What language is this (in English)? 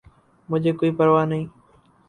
Urdu